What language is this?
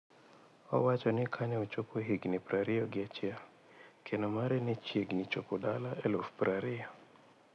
Luo (Kenya and Tanzania)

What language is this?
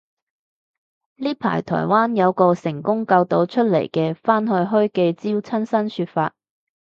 Cantonese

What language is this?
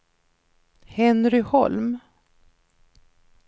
Swedish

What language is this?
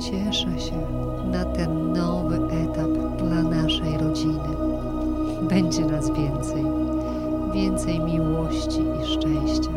Polish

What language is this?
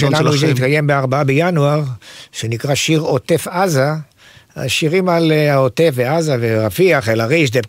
Hebrew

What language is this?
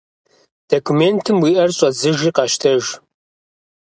Kabardian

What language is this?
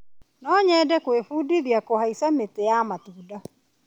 Kikuyu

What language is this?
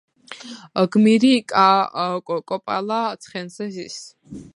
Georgian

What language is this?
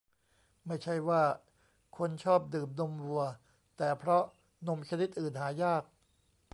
Thai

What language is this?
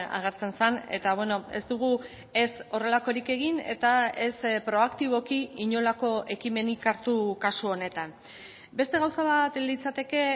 Basque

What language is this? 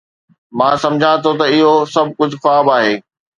Sindhi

